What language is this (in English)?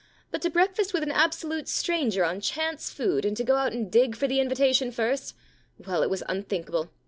English